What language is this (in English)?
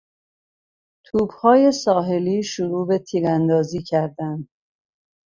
Persian